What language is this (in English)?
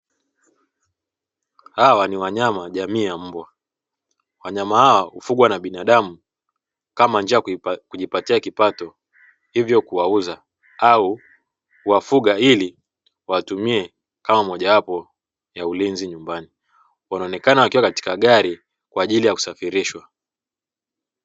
Swahili